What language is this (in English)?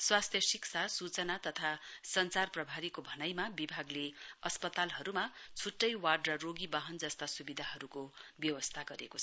Nepali